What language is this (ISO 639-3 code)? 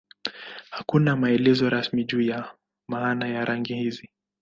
swa